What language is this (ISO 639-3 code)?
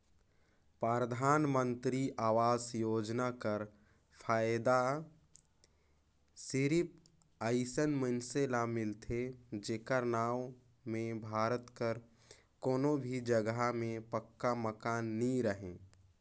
hne